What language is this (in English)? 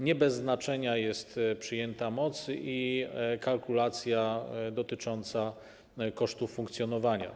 Polish